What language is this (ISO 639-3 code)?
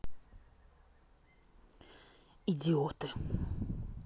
rus